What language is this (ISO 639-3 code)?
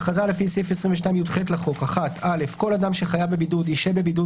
heb